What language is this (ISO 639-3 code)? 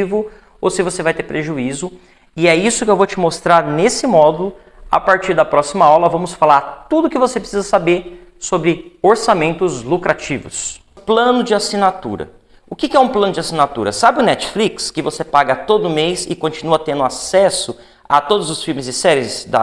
por